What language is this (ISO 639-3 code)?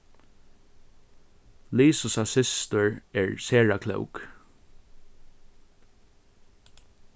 fao